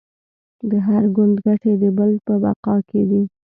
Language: Pashto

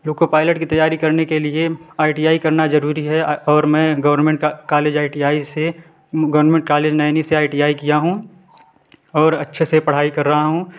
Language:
Hindi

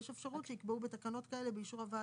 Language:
Hebrew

